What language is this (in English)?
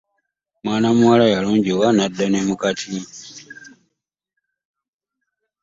Ganda